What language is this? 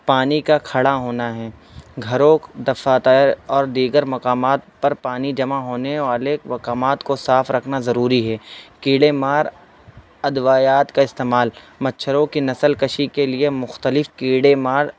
Urdu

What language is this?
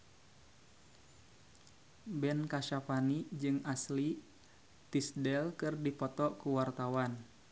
Sundanese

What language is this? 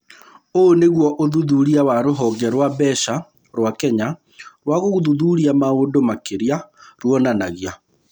Kikuyu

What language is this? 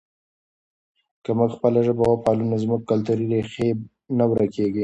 Pashto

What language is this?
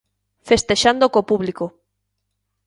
Galician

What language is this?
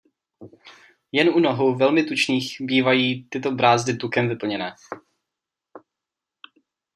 Czech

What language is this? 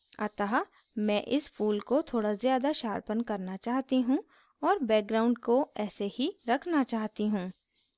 Hindi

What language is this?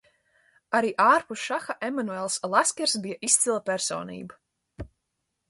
Latvian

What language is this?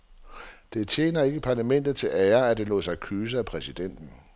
Danish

